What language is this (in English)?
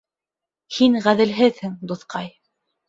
Bashkir